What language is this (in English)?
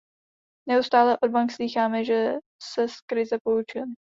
Czech